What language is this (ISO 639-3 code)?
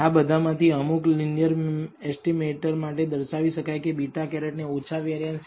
guj